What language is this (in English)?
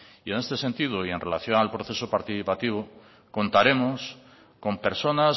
Spanish